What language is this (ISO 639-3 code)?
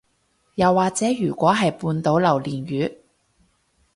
yue